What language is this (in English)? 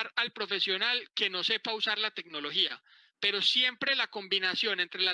Spanish